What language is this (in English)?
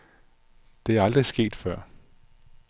Danish